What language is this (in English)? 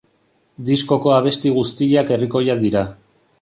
Basque